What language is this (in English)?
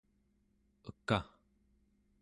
Central Yupik